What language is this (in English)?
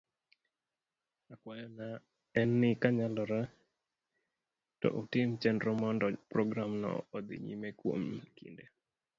Luo (Kenya and Tanzania)